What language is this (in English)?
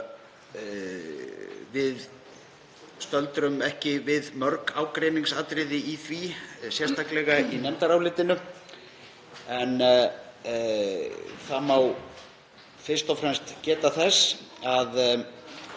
Icelandic